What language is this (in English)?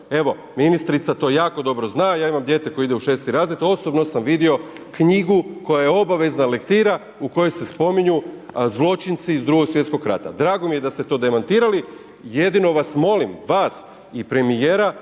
Croatian